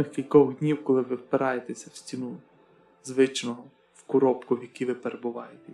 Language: Ukrainian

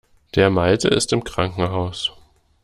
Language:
German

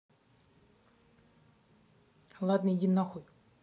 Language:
Russian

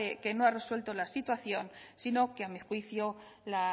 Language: Spanish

